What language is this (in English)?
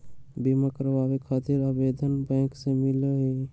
Magahi